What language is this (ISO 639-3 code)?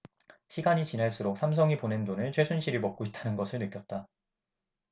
kor